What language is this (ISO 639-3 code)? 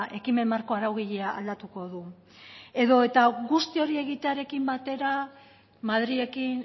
eus